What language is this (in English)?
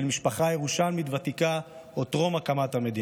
Hebrew